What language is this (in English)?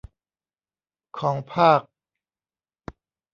Thai